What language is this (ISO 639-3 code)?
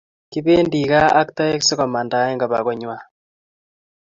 kln